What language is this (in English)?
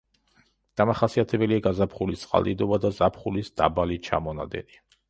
Georgian